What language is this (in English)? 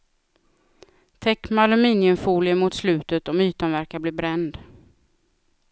Swedish